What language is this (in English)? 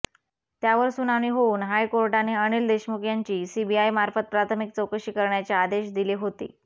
Marathi